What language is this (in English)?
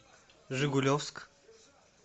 Russian